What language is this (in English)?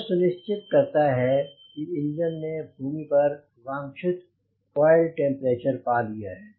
Hindi